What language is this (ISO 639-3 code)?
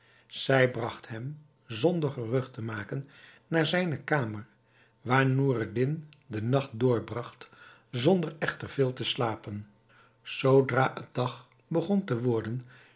nld